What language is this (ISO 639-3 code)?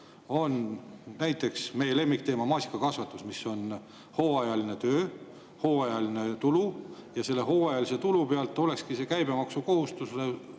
est